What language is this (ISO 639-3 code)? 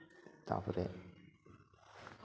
sat